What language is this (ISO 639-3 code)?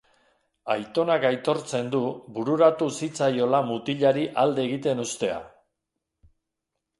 eus